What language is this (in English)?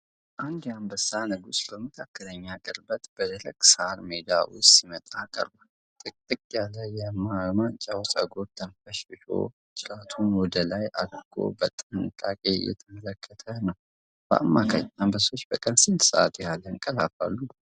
Amharic